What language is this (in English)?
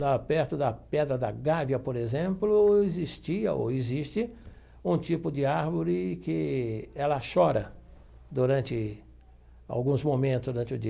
Portuguese